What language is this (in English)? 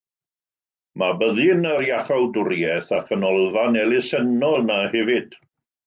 Welsh